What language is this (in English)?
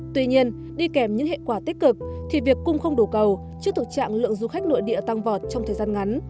Vietnamese